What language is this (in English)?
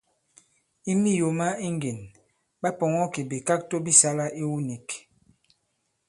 Bankon